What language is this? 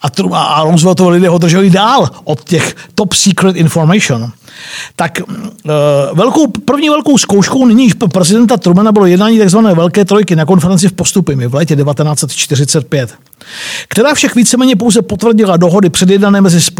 Czech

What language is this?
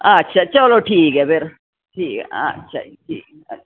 Dogri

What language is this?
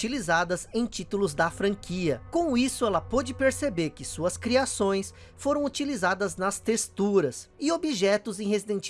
Portuguese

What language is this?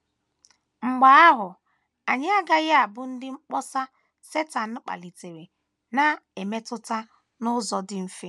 Igbo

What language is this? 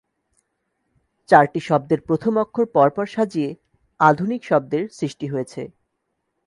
Bangla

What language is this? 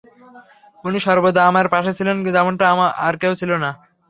Bangla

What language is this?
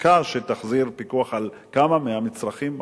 Hebrew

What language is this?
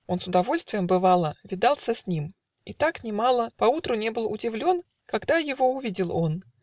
Russian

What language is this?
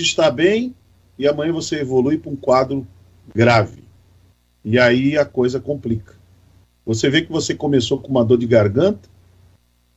Portuguese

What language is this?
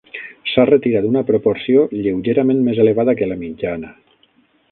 Catalan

